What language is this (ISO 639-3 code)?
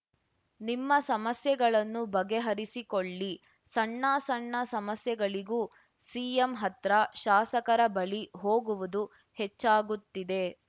kan